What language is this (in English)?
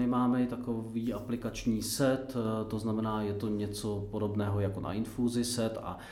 Czech